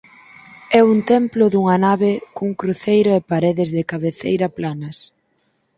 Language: Galician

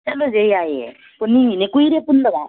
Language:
Manipuri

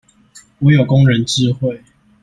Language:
Chinese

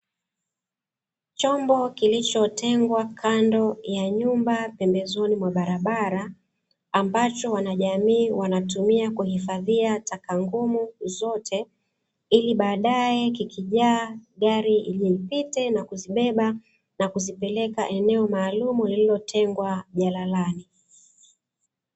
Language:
Swahili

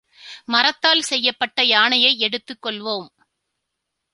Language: Tamil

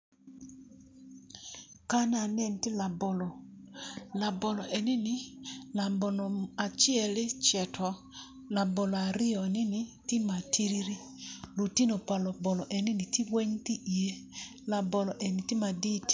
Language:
Acoli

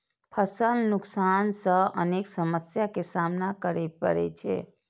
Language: Maithili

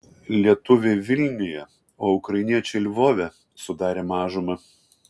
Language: Lithuanian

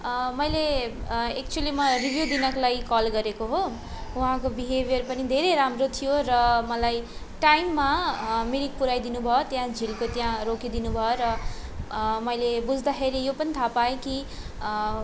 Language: Nepali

